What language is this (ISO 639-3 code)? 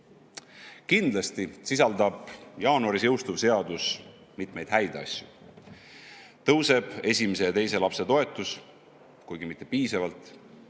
est